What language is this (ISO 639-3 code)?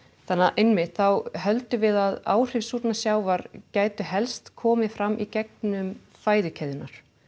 isl